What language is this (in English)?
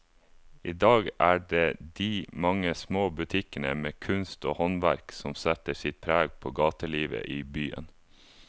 Norwegian